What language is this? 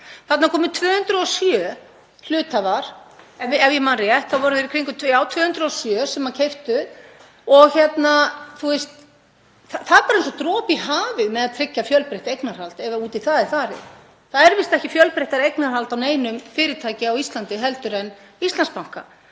Icelandic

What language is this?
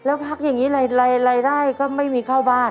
Thai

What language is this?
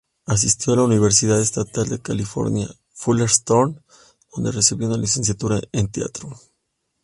Spanish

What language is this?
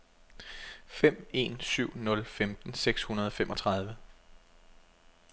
Danish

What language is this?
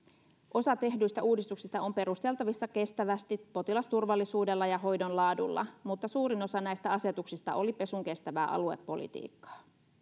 Finnish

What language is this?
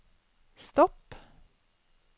Norwegian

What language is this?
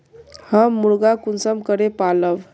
Magahi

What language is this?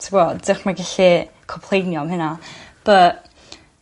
Welsh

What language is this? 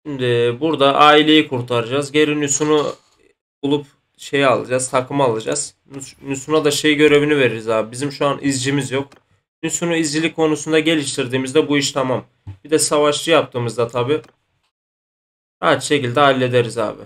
Turkish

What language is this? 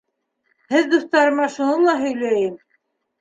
Bashkir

